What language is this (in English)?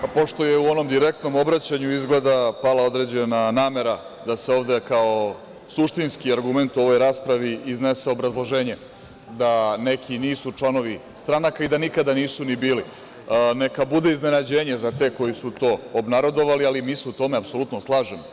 Serbian